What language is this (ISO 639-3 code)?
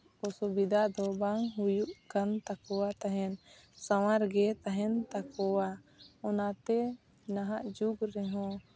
sat